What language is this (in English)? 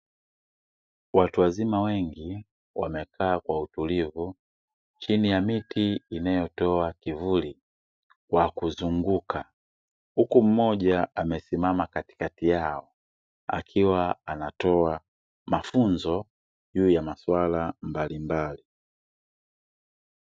Swahili